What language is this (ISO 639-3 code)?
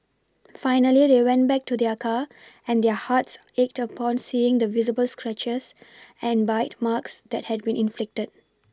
eng